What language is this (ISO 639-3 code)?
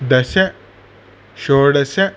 san